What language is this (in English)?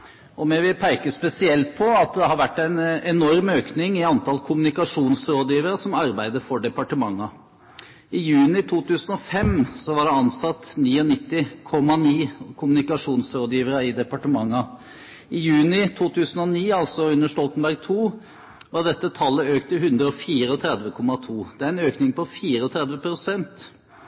Norwegian Bokmål